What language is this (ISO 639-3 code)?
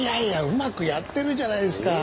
jpn